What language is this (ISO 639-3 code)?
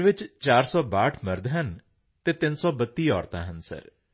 pan